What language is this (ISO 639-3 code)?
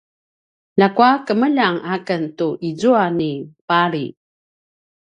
pwn